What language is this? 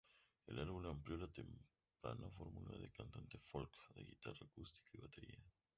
Spanish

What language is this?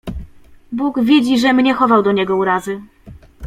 Polish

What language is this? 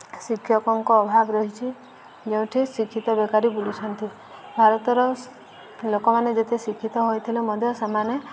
Odia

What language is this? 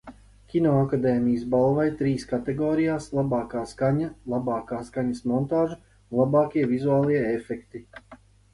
Latvian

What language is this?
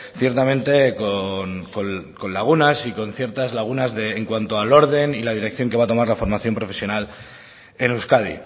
Spanish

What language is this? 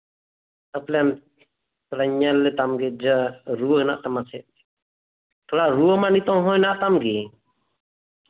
Santali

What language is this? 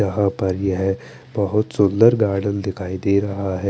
Hindi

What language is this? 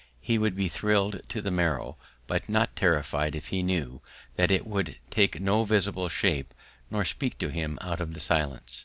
English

